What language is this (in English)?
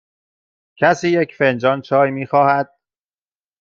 Persian